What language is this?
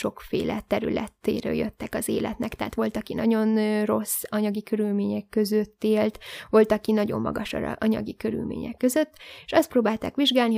Hungarian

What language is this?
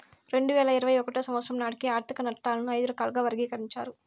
Telugu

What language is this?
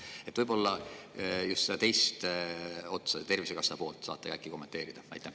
Estonian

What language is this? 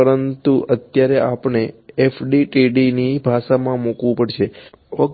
Gujarati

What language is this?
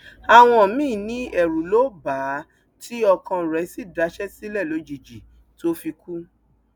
Yoruba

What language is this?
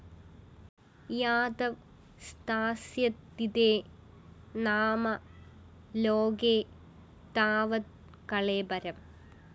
Malayalam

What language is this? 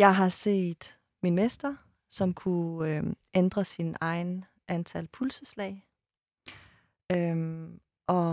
Danish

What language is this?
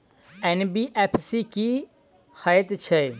Maithili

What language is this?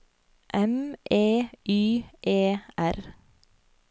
Norwegian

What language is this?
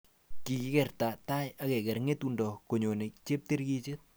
Kalenjin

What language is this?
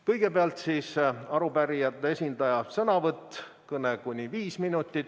Estonian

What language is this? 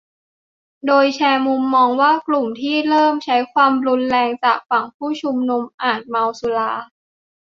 Thai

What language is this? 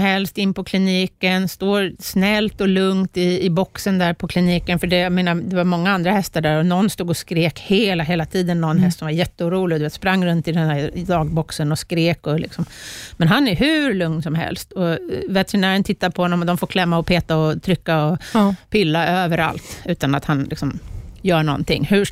Swedish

